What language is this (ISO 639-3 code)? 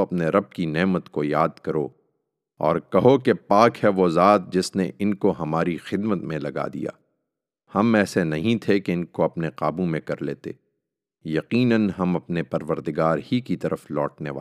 urd